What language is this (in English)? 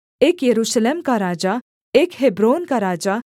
Hindi